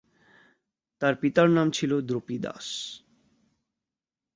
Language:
Bangla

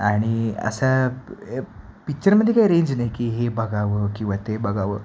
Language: Marathi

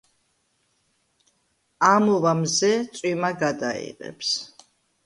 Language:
Georgian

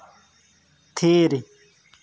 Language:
Santali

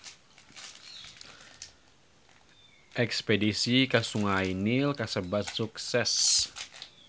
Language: Sundanese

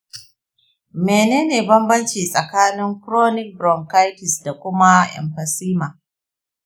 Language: Hausa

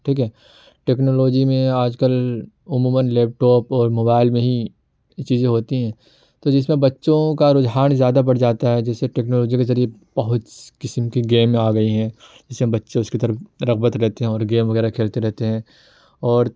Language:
Urdu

